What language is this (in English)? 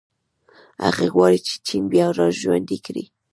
Pashto